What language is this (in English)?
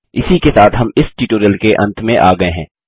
Hindi